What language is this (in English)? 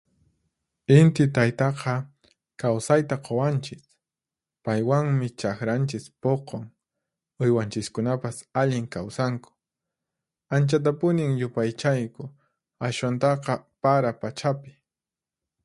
Puno Quechua